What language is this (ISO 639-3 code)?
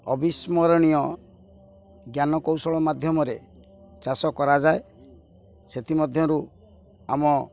ori